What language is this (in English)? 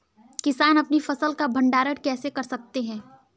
Hindi